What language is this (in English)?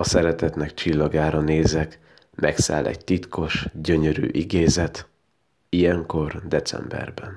Hungarian